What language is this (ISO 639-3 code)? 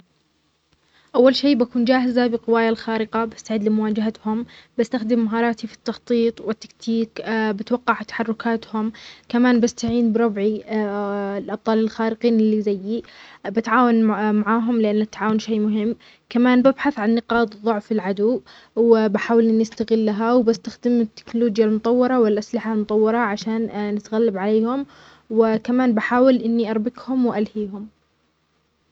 acx